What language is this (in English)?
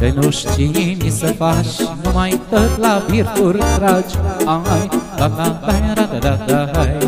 Romanian